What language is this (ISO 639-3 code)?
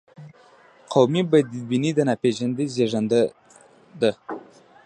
pus